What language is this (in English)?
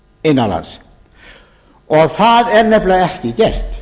Icelandic